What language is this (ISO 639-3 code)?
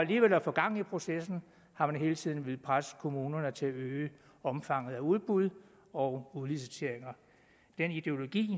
dan